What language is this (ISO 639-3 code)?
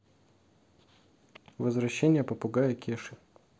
rus